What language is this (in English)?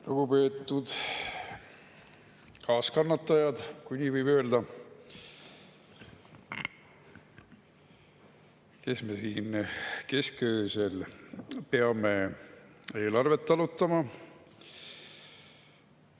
Estonian